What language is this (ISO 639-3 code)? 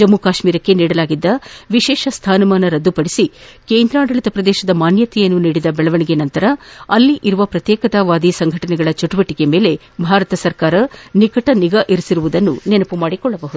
kan